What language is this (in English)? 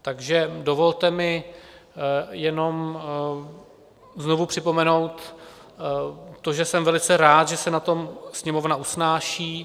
Czech